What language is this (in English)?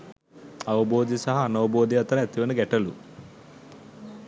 Sinhala